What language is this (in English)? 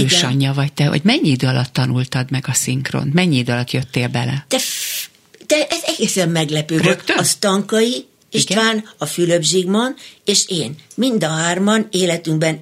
Hungarian